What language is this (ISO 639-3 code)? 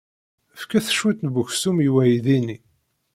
kab